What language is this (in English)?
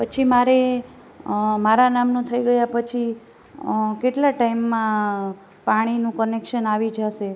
Gujarati